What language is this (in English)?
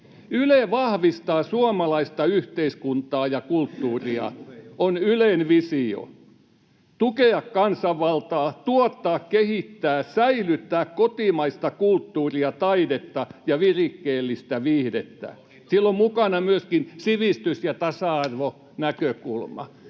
Finnish